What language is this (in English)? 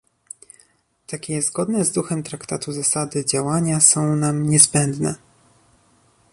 Polish